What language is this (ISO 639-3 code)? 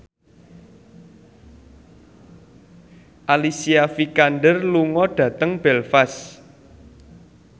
jav